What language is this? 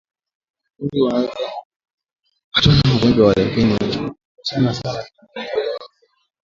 Swahili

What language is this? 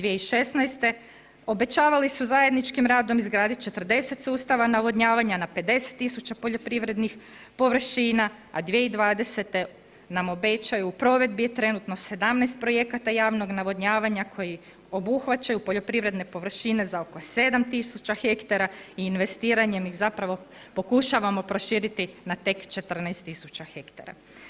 Croatian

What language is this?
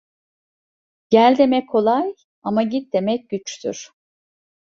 Turkish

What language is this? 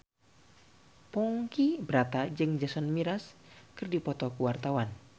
Sundanese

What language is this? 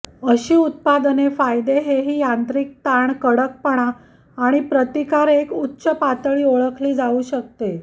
Marathi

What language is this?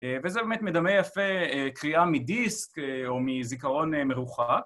Hebrew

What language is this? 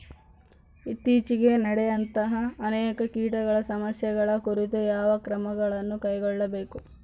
Kannada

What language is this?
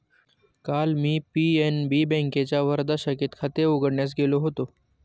Marathi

